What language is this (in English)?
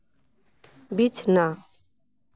Santali